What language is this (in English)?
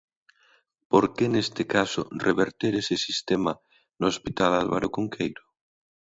Galician